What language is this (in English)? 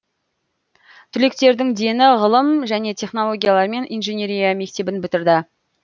Kazakh